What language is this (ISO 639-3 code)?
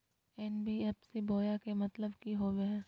mag